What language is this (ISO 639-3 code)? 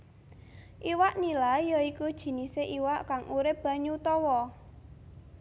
jav